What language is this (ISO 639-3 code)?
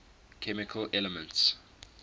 eng